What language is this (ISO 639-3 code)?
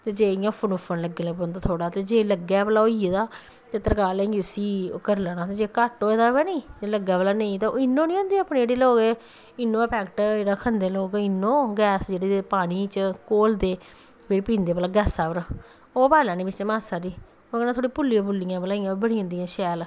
doi